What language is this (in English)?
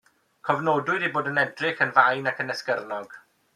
Welsh